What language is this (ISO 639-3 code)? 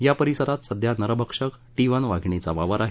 mar